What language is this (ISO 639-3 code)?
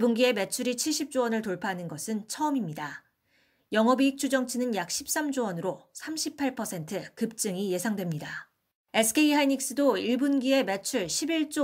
kor